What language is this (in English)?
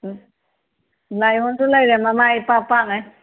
Manipuri